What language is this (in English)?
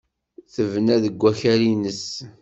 Kabyle